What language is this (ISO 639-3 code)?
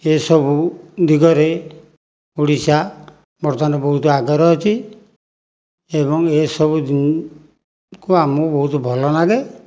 ori